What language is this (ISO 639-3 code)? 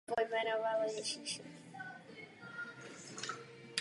ces